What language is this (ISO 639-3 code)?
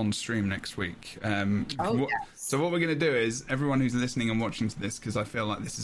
eng